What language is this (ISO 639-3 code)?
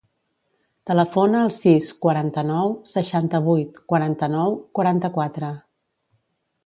cat